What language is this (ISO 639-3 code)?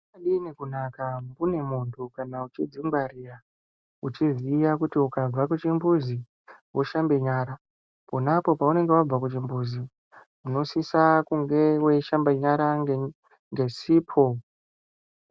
ndc